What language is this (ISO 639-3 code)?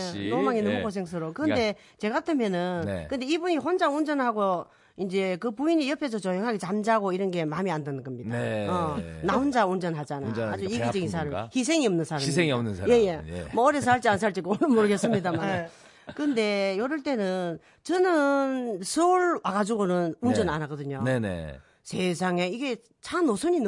kor